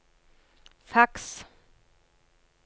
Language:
Norwegian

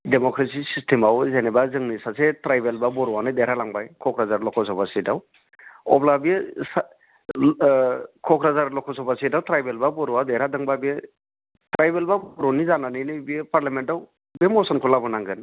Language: Bodo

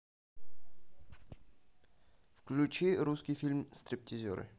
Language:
Russian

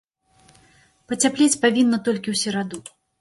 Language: Belarusian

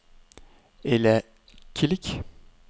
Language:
Danish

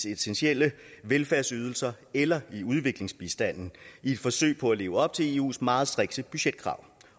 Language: Danish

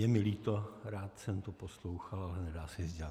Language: Czech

